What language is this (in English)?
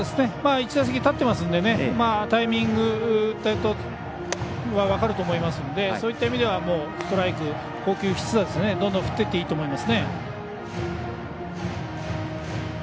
Japanese